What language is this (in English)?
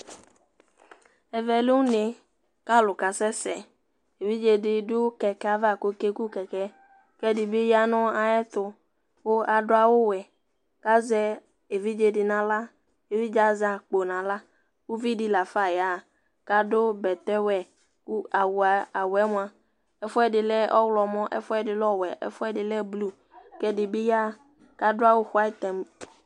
Ikposo